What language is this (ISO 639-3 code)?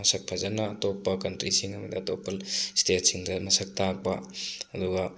mni